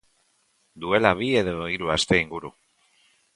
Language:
Basque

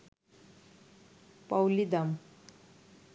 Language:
Bangla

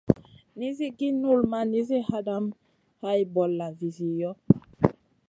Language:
Masana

